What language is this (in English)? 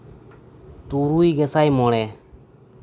Santali